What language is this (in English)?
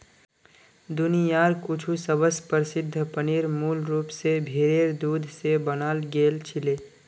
Magahi